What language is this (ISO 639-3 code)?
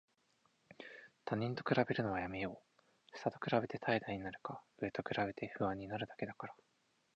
jpn